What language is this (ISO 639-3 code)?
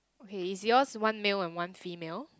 eng